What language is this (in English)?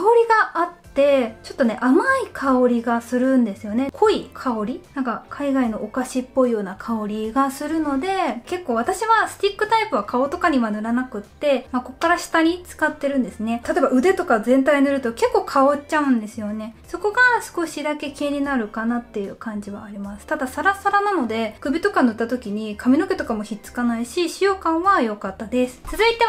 Japanese